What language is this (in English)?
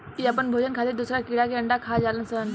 Bhojpuri